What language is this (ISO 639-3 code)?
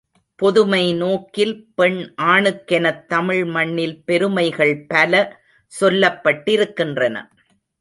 tam